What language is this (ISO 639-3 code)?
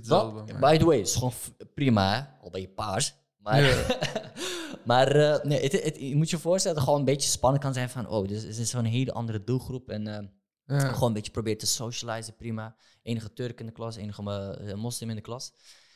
nld